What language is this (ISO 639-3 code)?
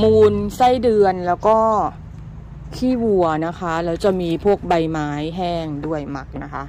tha